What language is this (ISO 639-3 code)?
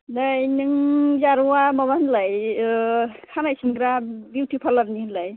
brx